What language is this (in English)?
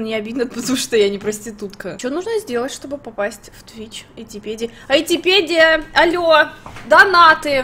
Russian